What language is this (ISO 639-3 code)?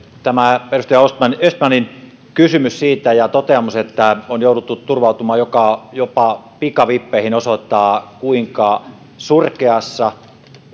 fin